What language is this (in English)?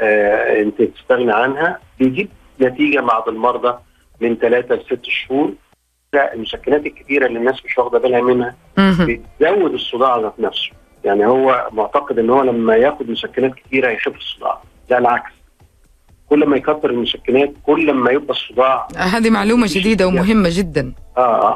Arabic